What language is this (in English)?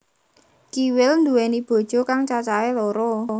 Javanese